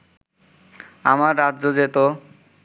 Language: Bangla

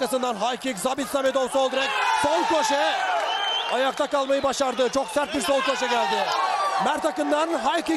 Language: Turkish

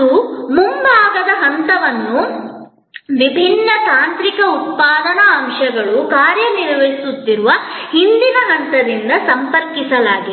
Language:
Kannada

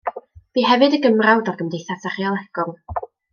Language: Welsh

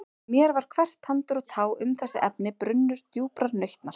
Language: Icelandic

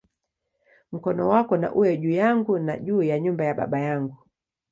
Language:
Swahili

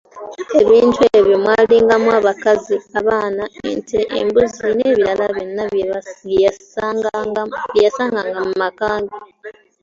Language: Ganda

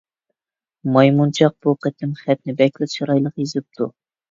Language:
Uyghur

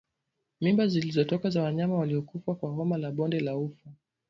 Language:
Swahili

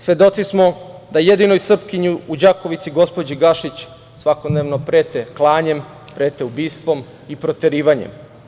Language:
Serbian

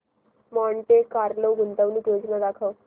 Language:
Marathi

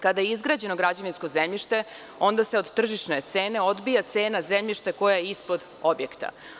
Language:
Serbian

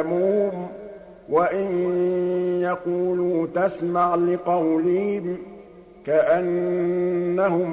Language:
Arabic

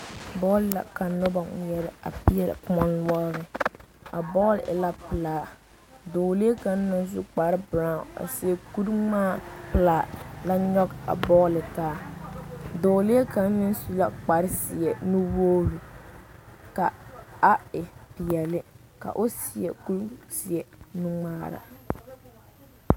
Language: Southern Dagaare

